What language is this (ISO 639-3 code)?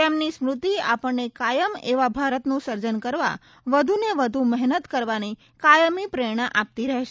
guj